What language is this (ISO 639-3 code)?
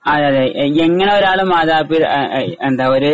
mal